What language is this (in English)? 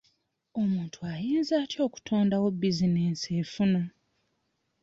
Ganda